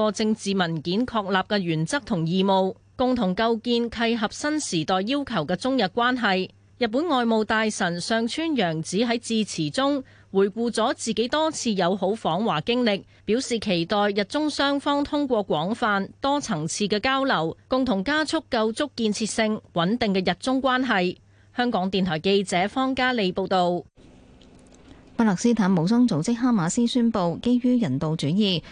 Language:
Chinese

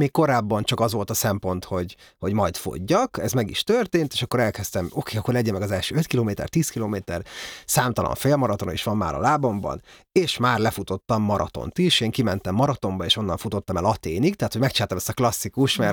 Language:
Hungarian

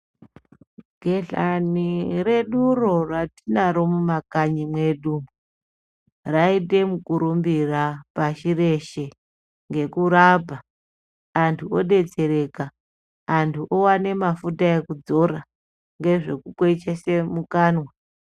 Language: Ndau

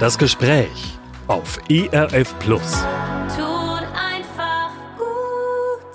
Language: German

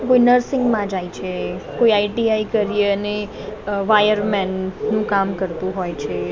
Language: Gujarati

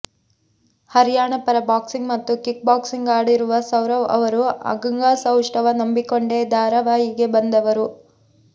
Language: Kannada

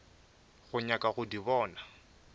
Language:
Northern Sotho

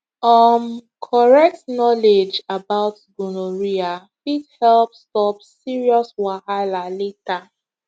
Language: Nigerian Pidgin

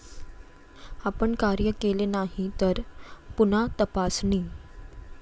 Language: Marathi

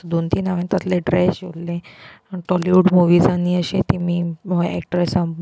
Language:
Konkani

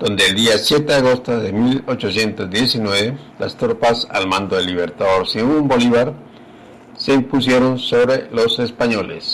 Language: Spanish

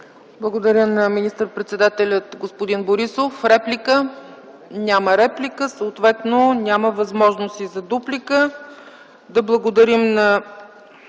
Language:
Bulgarian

